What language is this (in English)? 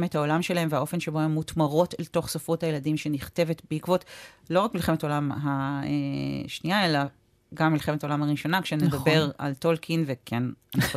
Hebrew